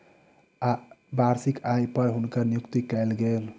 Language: Maithili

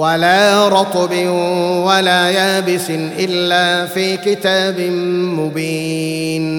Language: Arabic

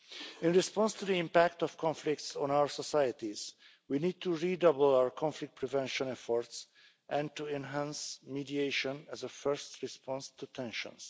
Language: English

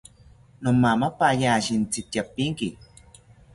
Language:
South Ucayali Ashéninka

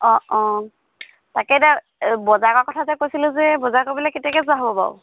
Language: Assamese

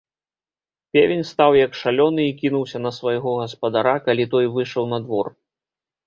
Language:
Belarusian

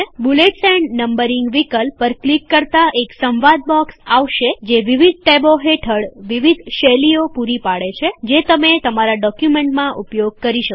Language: Gujarati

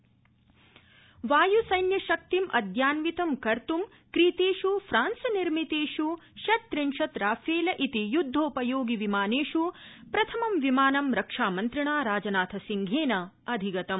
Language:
Sanskrit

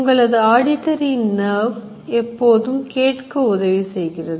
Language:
Tamil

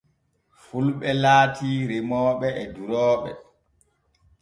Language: Borgu Fulfulde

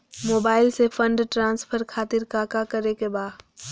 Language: Magahi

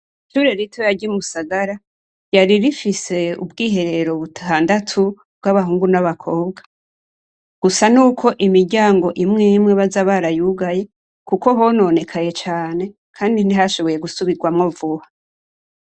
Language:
Rundi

